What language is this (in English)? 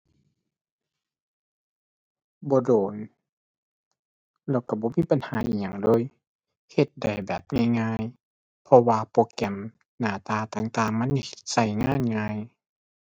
Thai